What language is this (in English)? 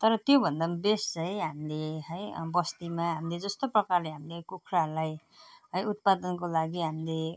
Nepali